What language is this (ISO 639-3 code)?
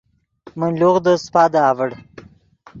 ydg